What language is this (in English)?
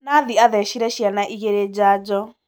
Kikuyu